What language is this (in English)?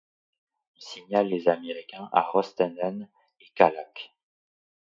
French